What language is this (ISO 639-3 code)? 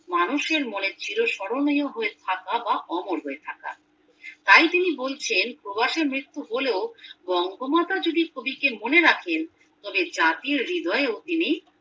ben